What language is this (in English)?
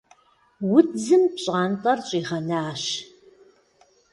Kabardian